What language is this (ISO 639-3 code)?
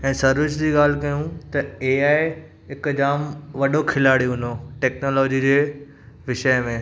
snd